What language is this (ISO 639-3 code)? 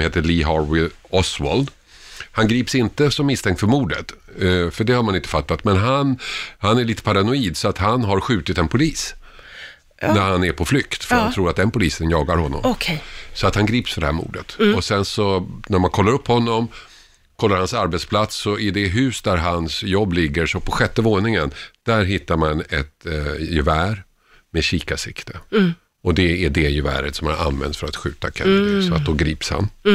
swe